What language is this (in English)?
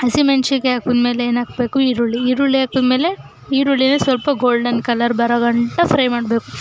Kannada